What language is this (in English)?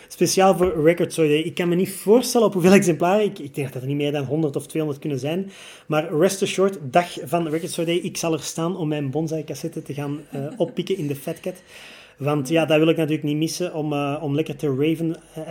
Dutch